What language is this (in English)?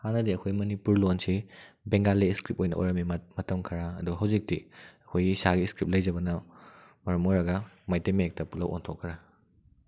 Manipuri